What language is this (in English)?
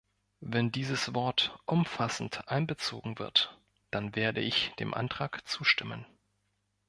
German